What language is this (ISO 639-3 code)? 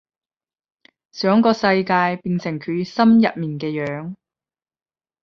yue